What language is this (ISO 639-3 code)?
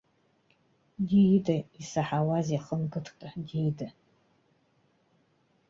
abk